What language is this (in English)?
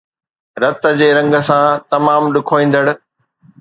Sindhi